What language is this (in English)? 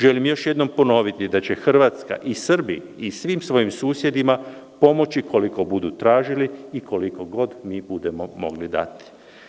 Serbian